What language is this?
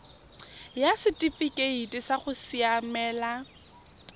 Tswana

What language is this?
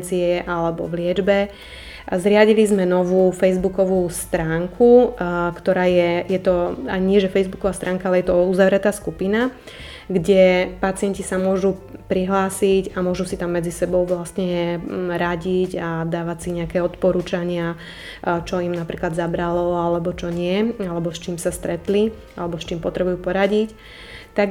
Slovak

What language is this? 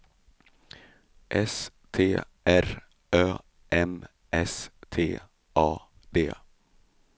Swedish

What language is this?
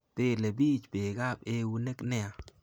Kalenjin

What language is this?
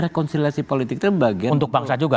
Indonesian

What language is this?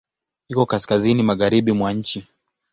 Swahili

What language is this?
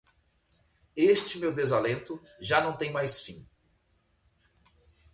Portuguese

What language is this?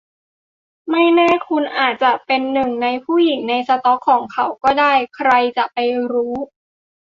Thai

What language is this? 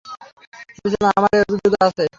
Bangla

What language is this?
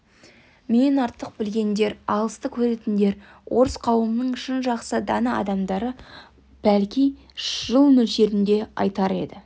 Kazakh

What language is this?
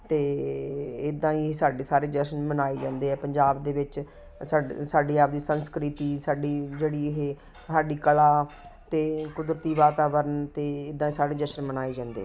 Punjabi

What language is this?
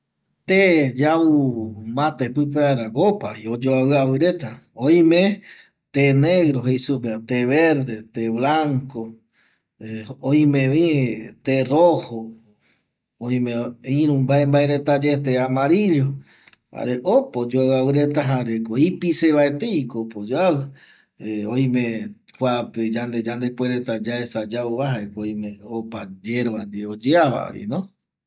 Eastern Bolivian Guaraní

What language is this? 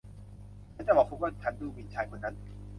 Thai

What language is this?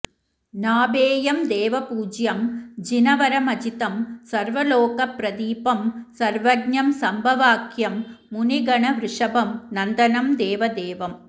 Sanskrit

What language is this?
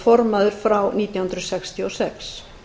Icelandic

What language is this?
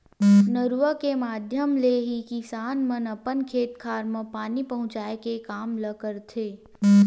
Chhattisgarhi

